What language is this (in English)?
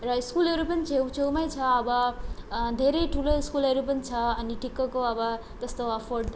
Nepali